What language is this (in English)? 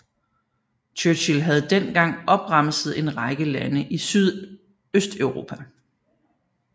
Danish